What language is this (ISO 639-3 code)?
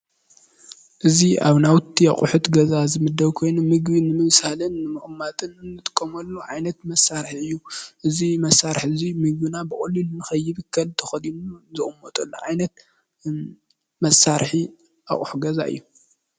tir